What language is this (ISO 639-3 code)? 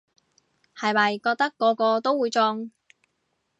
yue